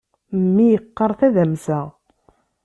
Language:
Kabyle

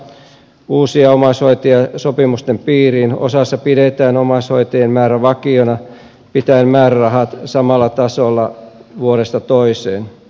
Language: Finnish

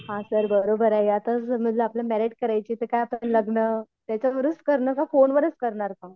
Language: Marathi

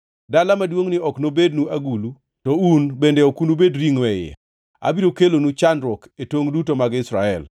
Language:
Luo (Kenya and Tanzania)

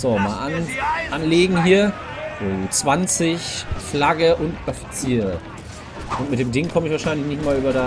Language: German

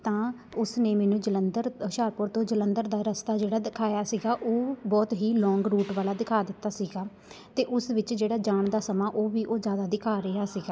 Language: Punjabi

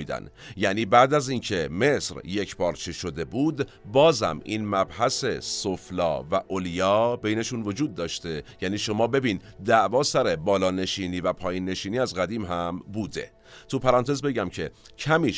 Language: Persian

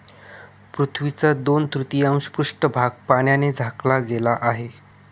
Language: Marathi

